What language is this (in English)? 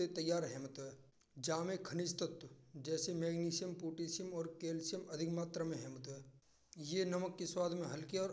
Braj